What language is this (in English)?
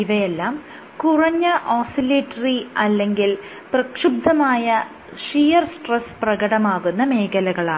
Malayalam